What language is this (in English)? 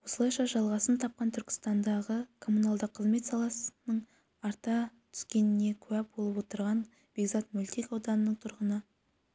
Kazakh